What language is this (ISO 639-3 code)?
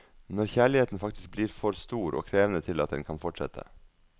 nor